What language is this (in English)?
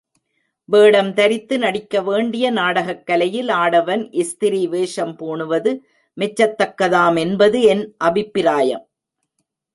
Tamil